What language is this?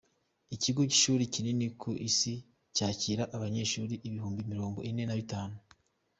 Kinyarwanda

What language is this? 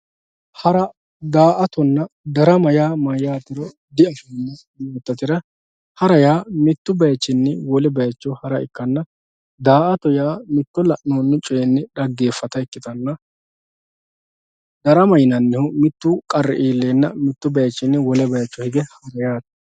Sidamo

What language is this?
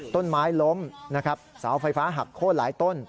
Thai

